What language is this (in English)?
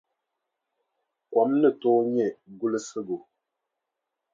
Dagbani